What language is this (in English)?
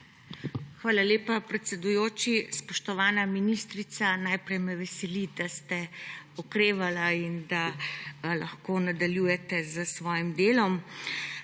Slovenian